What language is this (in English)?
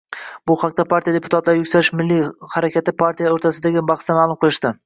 Uzbek